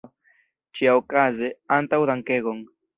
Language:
Esperanto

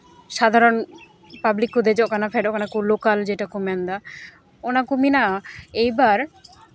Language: Santali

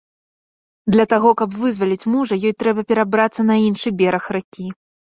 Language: Belarusian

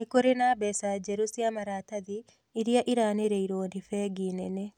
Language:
Kikuyu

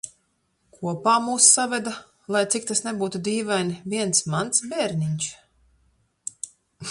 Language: Latvian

